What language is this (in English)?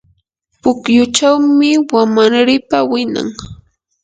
Yanahuanca Pasco Quechua